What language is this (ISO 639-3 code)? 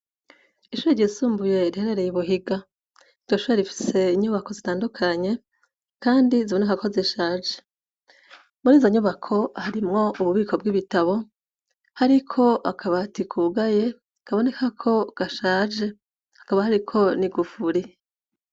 run